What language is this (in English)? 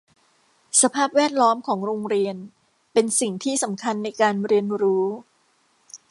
Thai